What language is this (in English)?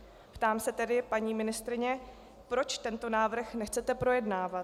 Czech